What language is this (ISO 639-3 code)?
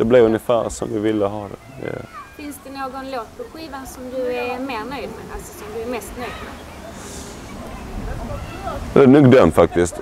swe